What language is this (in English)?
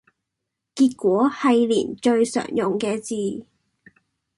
Cantonese